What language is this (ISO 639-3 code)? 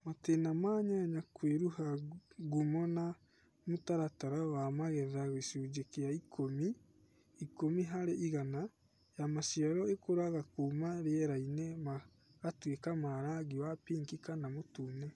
kik